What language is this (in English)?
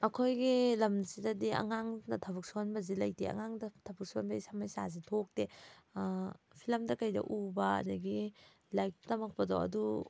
Manipuri